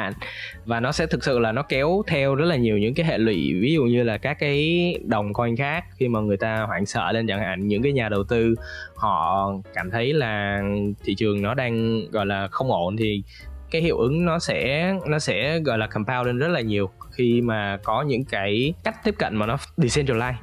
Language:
Vietnamese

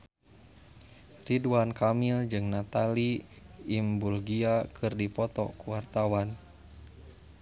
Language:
Sundanese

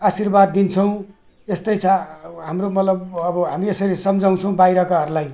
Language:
Nepali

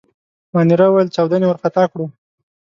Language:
Pashto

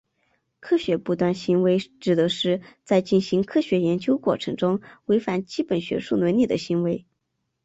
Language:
Chinese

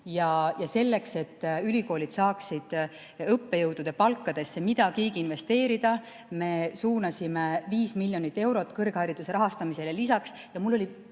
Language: Estonian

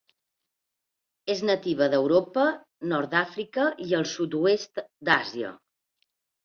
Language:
Catalan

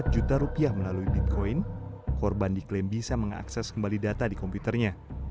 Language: Indonesian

